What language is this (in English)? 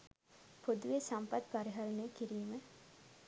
Sinhala